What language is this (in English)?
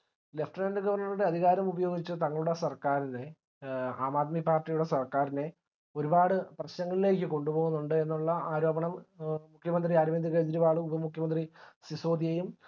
Malayalam